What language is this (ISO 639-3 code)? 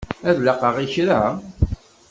kab